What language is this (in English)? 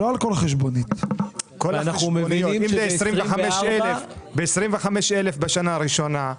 Hebrew